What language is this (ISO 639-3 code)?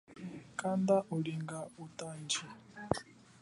cjk